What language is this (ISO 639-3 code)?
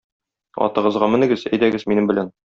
tat